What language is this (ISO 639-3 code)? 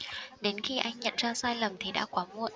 vie